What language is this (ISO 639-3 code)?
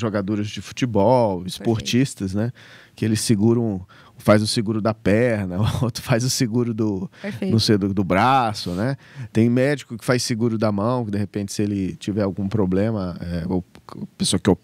por